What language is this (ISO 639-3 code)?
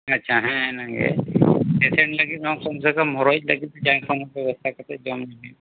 sat